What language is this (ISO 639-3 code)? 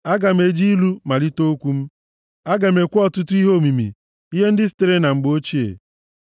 ibo